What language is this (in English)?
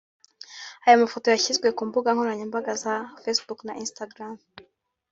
Kinyarwanda